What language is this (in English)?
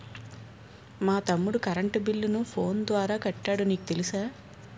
Telugu